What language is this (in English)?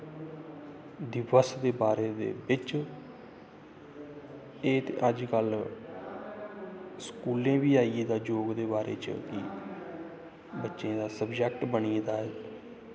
Dogri